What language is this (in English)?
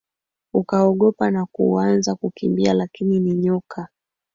Swahili